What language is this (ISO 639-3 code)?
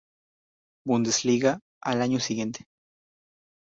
spa